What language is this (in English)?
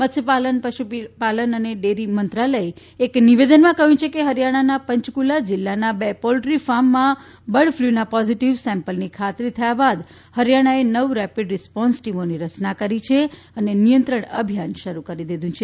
Gujarati